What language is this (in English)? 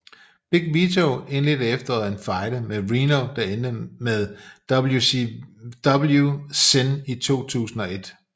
Danish